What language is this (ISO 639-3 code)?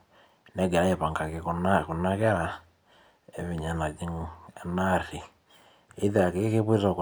mas